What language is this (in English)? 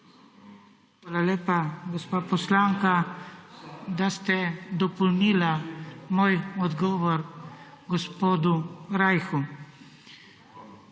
Slovenian